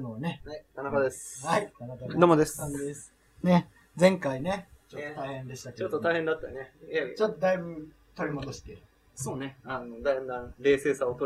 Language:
Japanese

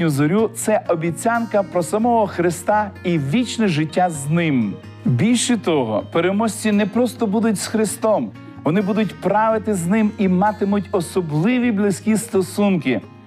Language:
Ukrainian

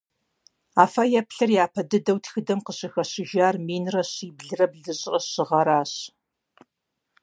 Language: Kabardian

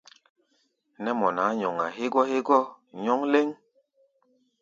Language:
Gbaya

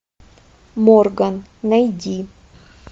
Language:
Russian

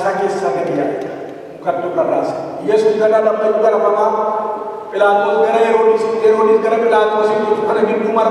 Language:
Indonesian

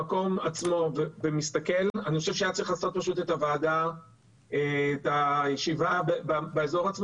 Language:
Hebrew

